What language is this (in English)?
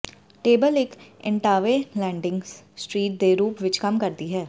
Punjabi